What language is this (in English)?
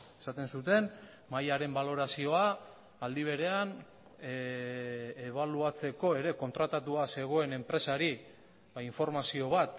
Basque